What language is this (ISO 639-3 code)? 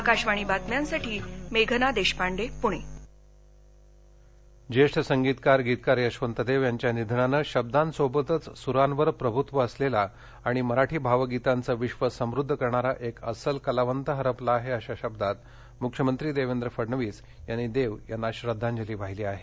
mar